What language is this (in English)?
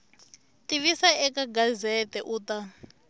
Tsonga